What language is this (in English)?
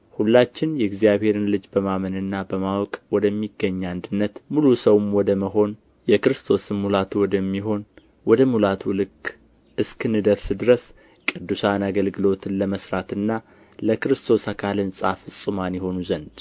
Amharic